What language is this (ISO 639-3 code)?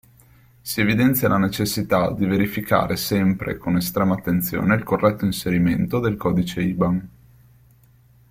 ita